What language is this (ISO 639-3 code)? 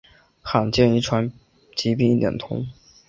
zho